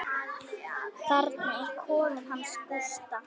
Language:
Icelandic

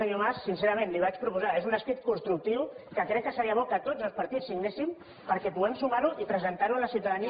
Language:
Catalan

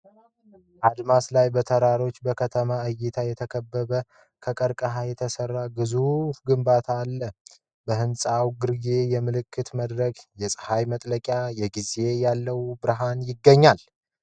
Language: Amharic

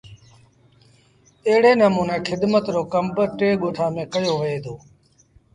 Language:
Sindhi Bhil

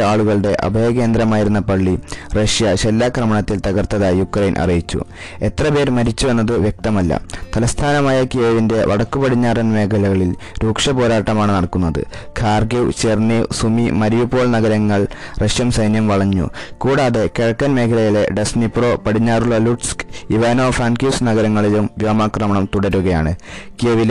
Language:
Malayalam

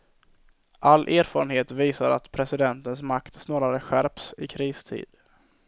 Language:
Swedish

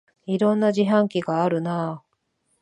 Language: Japanese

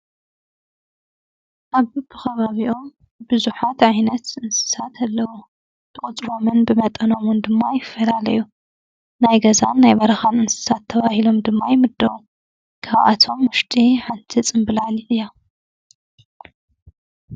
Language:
Tigrinya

